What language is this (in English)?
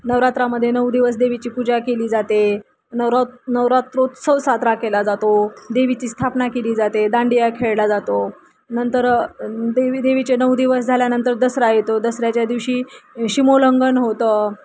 Marathi